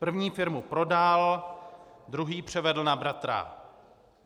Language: Czech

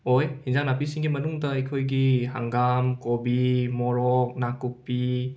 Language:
Manipuri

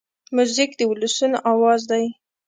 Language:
Pashto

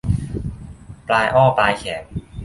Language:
Thai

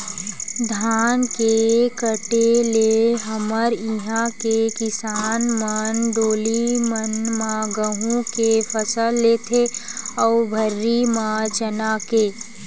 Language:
Chhattisgarhi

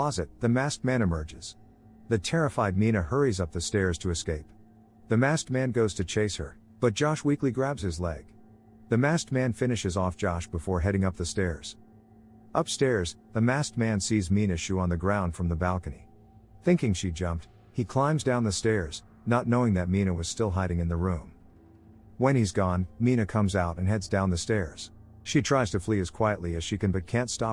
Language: English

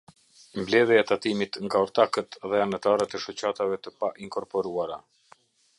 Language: Albanian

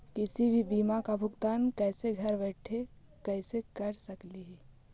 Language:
Magahi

